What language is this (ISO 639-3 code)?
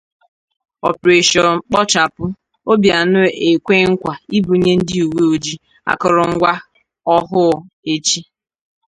ibo